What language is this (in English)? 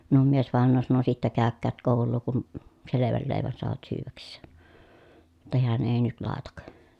Finnish